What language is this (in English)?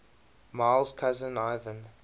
English